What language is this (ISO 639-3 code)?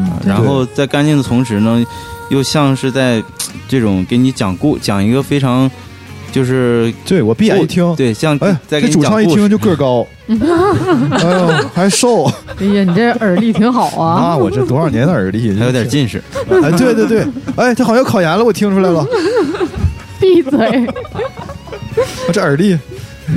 zho